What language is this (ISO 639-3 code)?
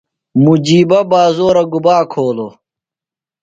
phl